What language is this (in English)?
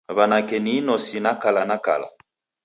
Taita